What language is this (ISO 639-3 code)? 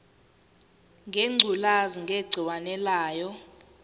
zul